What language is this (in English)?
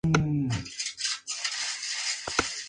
Spanish